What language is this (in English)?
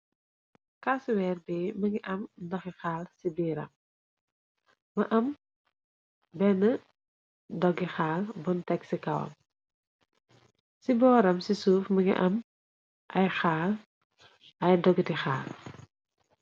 Wolof